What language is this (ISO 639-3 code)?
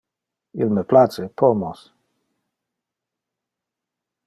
ina